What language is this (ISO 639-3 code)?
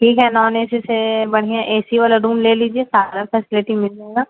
urd